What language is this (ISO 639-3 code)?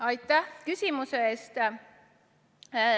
est